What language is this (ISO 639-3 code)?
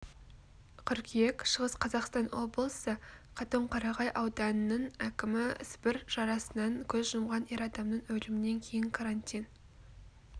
kaz